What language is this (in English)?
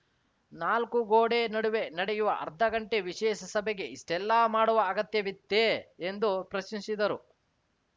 Kannada